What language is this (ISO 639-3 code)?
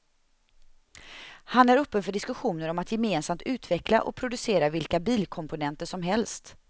swe